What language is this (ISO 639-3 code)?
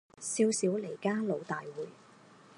zho